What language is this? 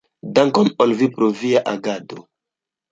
Esperanto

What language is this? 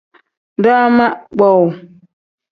Tem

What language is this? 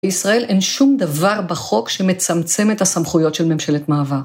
Hebrew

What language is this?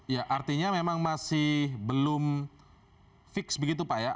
Indonesian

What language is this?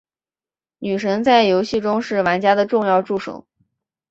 Chinese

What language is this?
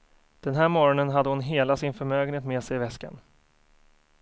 Swedish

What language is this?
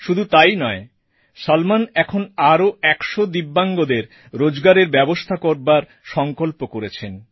Bangla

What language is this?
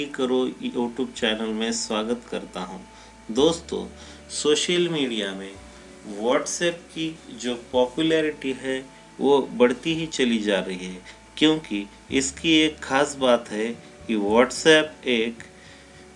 Hindi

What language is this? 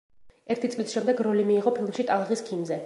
Georgian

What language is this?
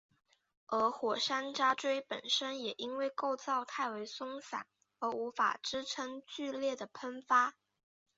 Chinese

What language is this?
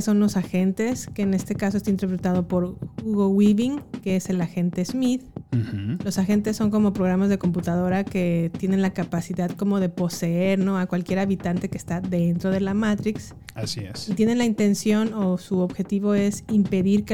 Spanish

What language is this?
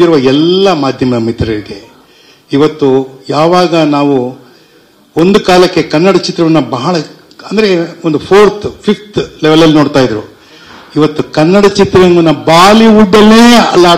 Turkish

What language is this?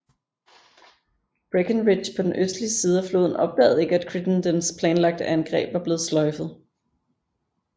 Danish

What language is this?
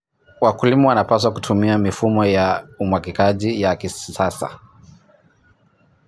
Kalenjin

